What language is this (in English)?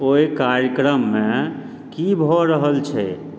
Maithili